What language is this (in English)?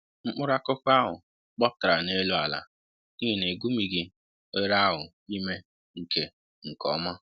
Igbo